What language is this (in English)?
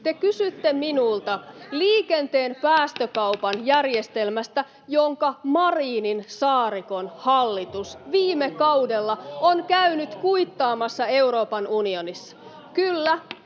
Finnish